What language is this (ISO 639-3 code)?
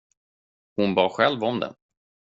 swe